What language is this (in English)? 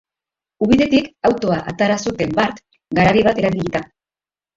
Basque